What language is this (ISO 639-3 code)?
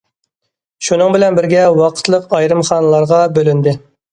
uig